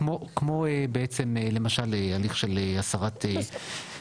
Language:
Hebrew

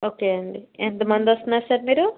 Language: Telugu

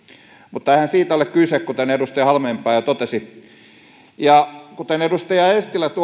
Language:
Finnish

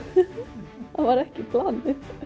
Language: Icelandic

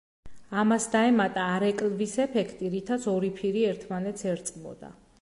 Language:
Georgian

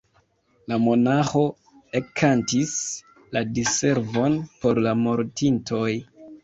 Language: Esperanto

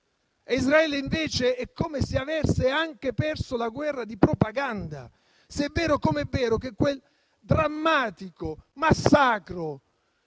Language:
Italian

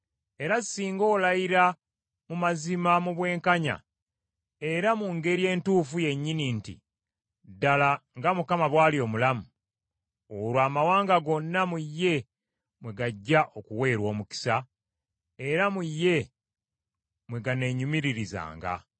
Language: Ganda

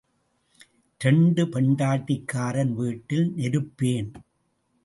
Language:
Tamil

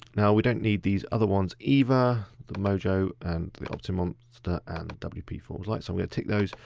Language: English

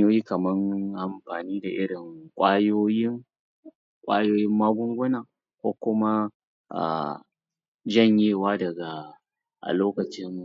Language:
Hausa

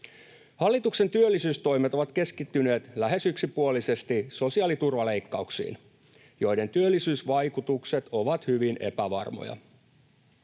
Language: Finnish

